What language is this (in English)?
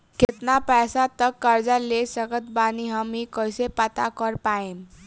Bhojpuri